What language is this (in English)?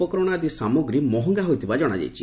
Odia